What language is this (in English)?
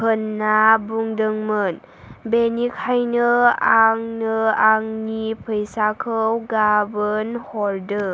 Bodo